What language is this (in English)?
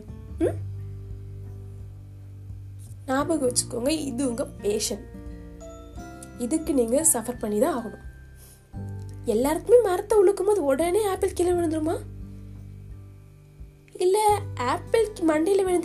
Tamil